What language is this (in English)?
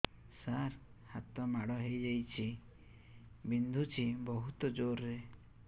Odia